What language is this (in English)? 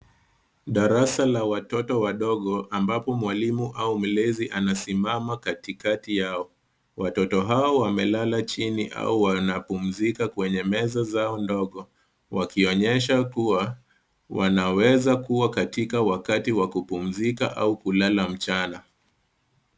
Swahili